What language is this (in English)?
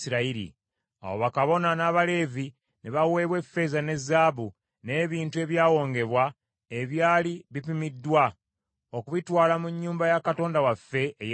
Ganda